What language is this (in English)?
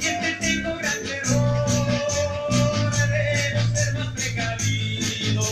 Spanish